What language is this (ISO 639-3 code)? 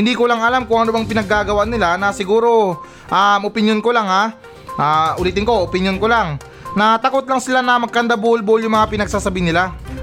fil